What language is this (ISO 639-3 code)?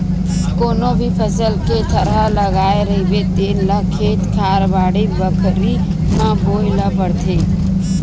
hne